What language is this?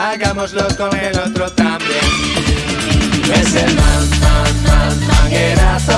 Spanish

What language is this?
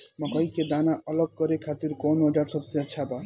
Bhojpuri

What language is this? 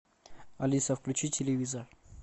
Russian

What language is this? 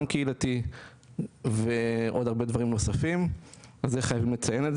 Hebrew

